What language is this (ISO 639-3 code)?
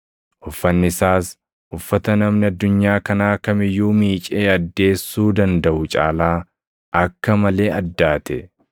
orm